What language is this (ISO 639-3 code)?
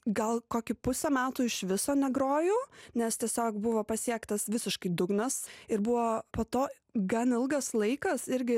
lit